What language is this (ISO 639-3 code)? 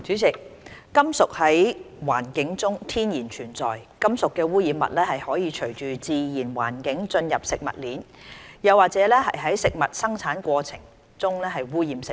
yue